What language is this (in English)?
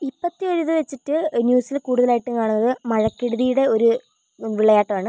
Malayalam